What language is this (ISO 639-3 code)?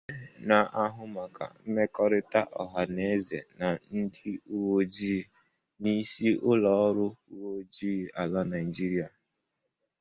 ibo